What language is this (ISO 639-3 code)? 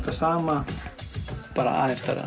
isl